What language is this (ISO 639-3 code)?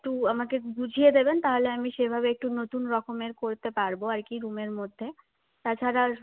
ben